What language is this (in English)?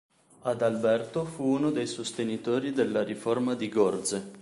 Italian